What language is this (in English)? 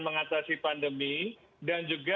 Indonesian